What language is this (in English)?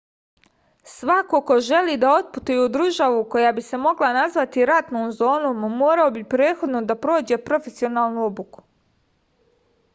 Serbian